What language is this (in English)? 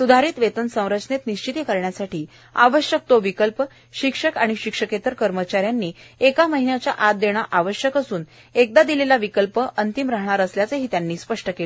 Marathi